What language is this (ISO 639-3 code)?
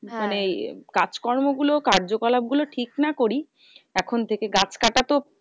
ben